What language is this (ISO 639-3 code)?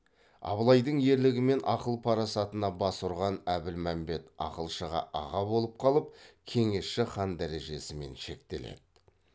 kaz